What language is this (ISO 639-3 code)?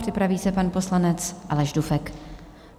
ces